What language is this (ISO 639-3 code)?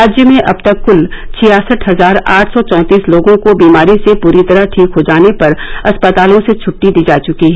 hin